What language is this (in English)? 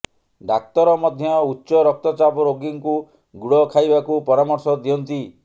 Odia